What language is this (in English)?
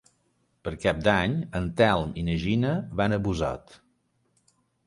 Catalan